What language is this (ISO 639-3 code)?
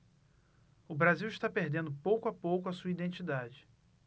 por